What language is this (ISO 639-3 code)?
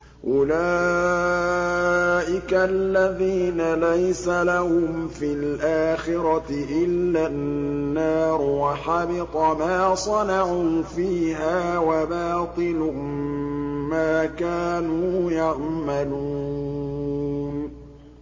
ara